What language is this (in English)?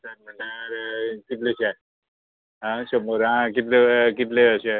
Konkani